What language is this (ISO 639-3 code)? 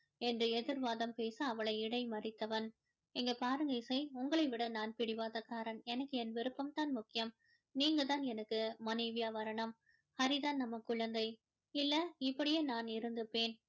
tam